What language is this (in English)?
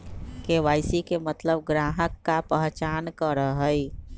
Magahi